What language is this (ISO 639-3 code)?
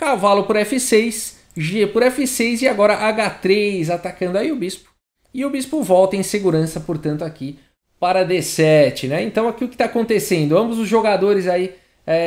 por